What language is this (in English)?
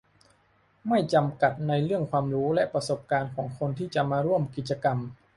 Thai